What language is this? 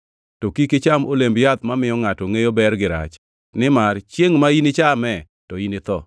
Luo (Kenya and Tanzania)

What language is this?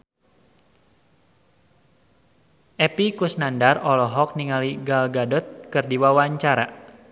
Sundanese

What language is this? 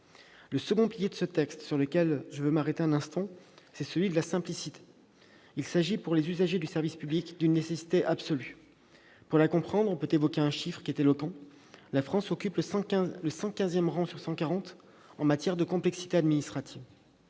French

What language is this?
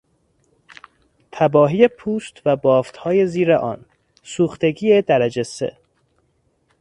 Persian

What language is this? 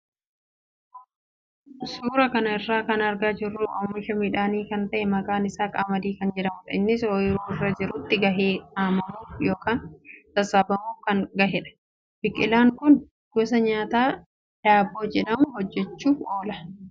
Oromo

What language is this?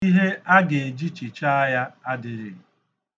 Igbo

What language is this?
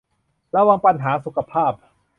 Thai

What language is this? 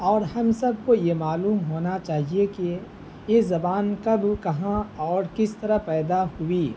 Urdu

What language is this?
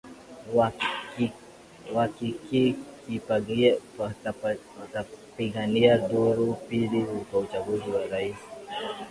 Swahili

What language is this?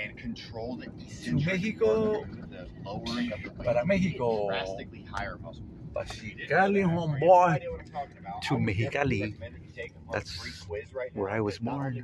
English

